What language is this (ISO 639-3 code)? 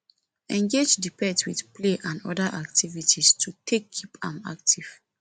pcm